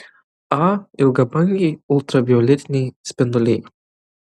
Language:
Lithuanian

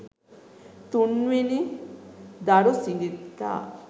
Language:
Sinhala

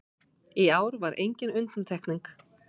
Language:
Icelandic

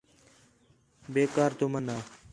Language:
Khetrani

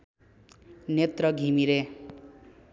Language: Nepali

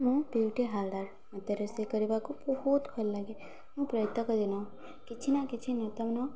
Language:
Odia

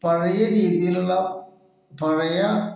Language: Malayalam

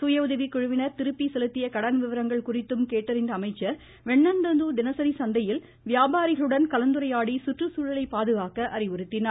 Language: Tamil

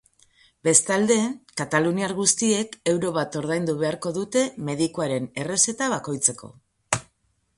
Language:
Basque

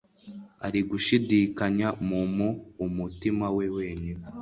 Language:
Kinyarwanda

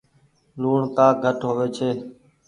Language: Goaria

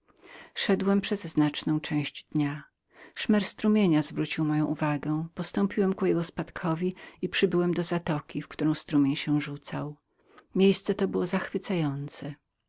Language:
Polish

